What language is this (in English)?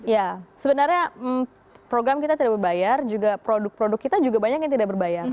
Indonesian